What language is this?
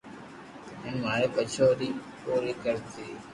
Loarki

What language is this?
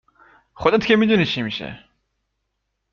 Persian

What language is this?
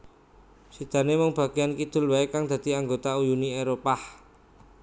Javanese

